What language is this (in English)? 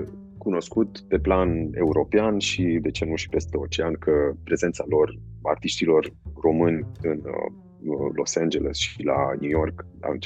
Romanian